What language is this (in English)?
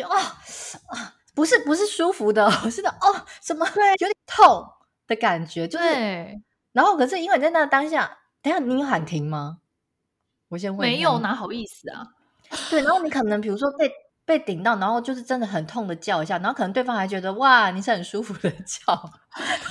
Chinese